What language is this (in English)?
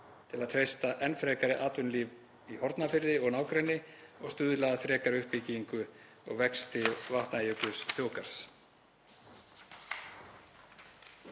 Icelandic